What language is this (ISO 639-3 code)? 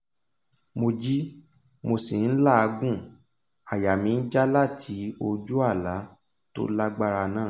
yor